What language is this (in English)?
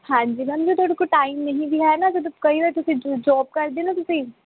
Punjabi